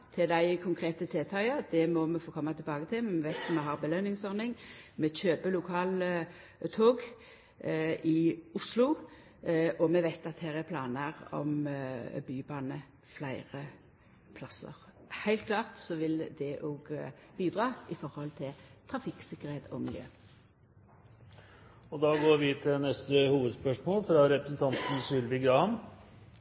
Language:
Norwegian Nynorsk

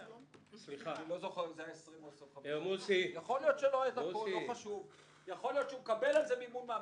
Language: Hebrew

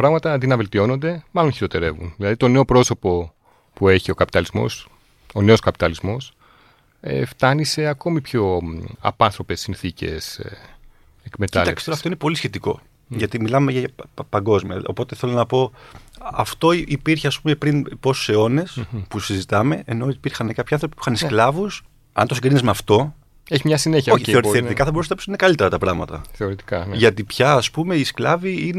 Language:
Greek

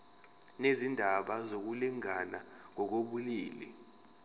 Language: Zulu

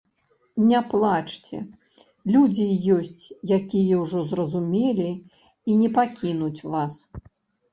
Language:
Belarusian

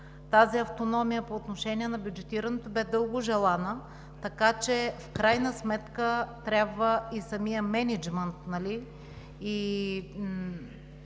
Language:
Bulgarian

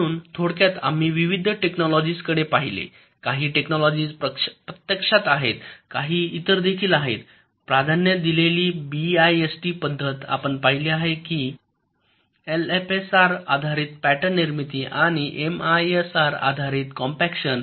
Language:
Marathi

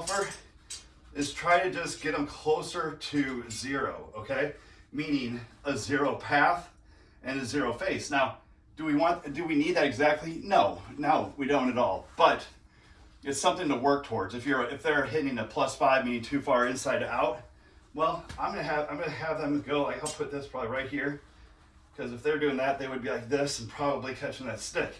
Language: English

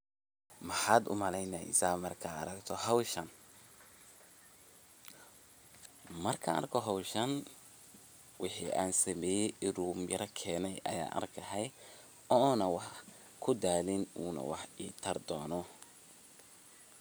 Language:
Somali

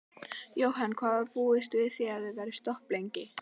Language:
Icelandic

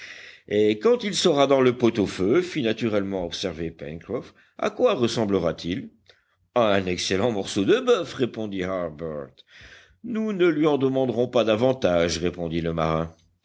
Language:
French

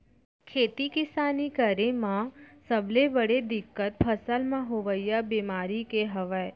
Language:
Chhattisgarhi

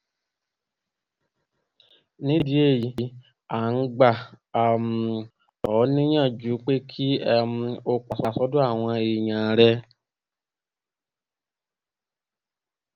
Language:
Yoruba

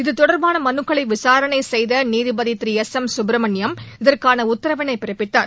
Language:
Tamil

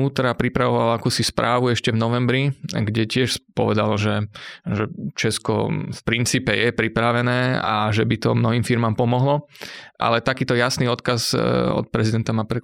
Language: Slovak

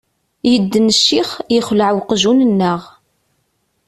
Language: Kabyle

